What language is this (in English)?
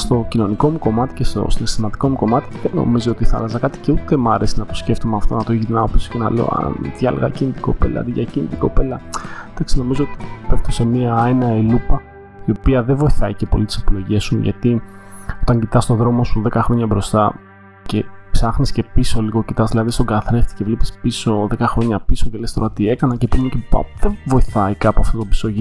Greek